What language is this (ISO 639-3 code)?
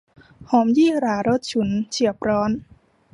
tha